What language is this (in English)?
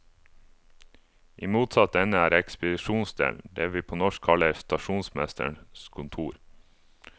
Norwegian